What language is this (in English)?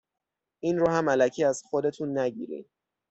Persian